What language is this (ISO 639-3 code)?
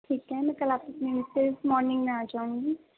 urd